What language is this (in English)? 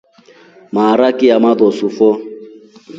Rombo